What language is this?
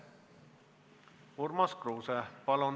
Estonian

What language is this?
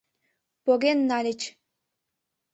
Mari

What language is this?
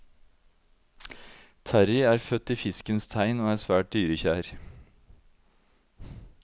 Norwegian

